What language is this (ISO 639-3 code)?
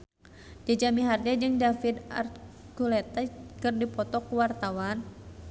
sun